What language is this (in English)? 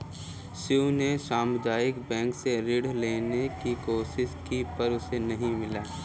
Hindi